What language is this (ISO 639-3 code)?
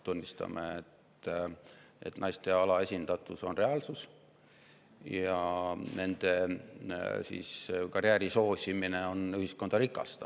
est